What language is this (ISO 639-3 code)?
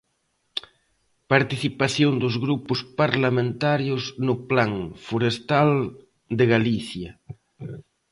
glg